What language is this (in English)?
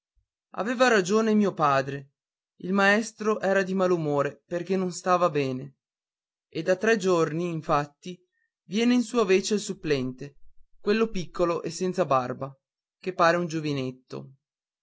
Italian